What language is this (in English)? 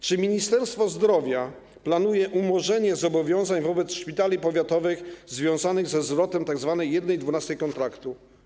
Polish